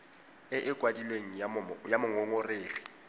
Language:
Tswana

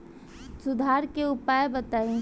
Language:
Bhojpuri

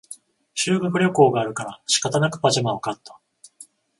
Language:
Japanese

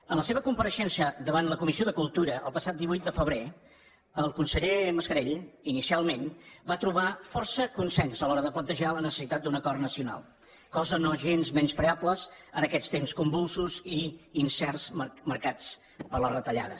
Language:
Catalan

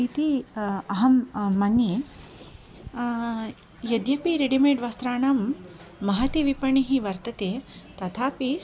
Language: Sanskrit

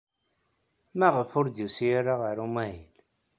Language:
Kabyle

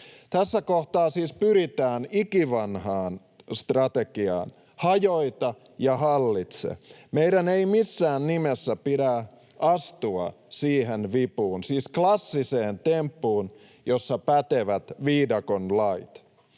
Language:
Finnish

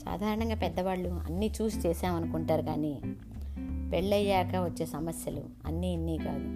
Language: Telugu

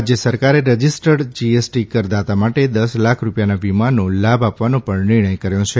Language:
Gujarati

